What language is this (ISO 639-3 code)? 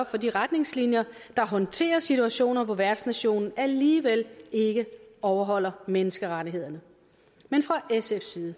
dan